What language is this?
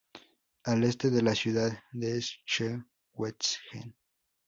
Spanish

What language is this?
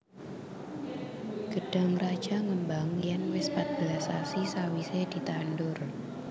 Javanese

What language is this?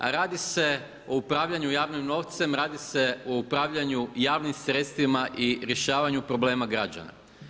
Croatian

